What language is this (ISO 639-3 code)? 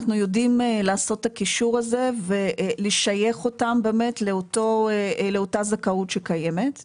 heb